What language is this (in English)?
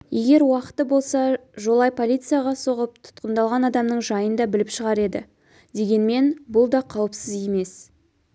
Kazakh